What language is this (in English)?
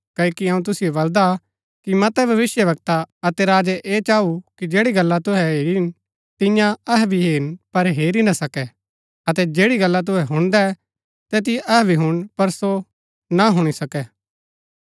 Gaddi